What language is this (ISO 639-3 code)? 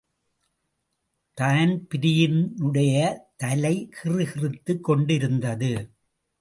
tam